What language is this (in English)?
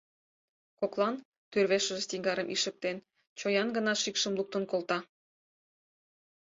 Mari